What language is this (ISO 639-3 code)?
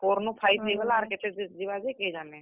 ori